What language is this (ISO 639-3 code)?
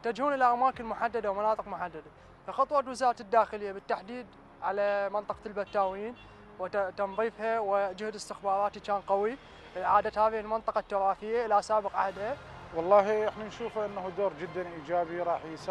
ara